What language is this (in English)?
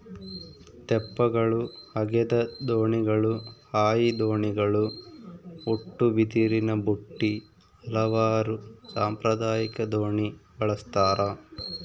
Kannada